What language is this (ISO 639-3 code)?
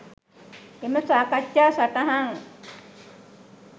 sin